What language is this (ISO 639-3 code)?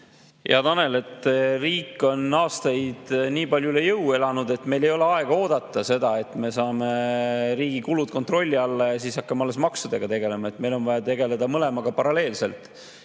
est